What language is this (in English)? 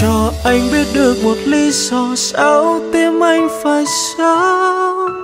Vietnamese